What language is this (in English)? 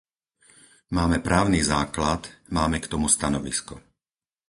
Slovak